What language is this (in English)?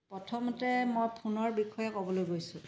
Assamese